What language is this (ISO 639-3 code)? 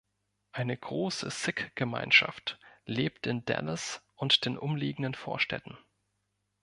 deu